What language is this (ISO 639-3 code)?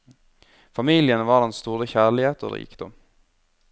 nor